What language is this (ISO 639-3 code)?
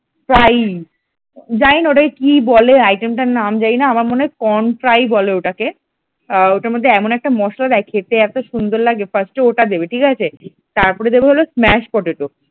ben